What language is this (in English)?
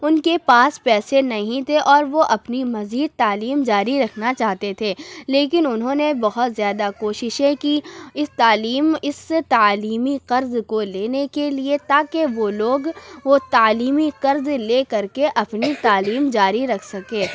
Urdu